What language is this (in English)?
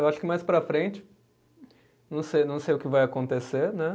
Portuguese